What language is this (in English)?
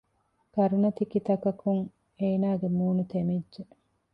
Divehi